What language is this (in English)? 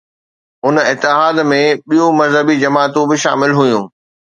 Sindhi